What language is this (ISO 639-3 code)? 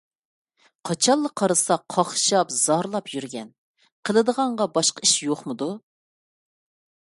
uig